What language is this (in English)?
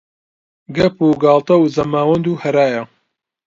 Central Kurdish